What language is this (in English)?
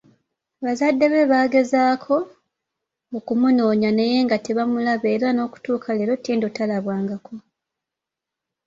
Ganda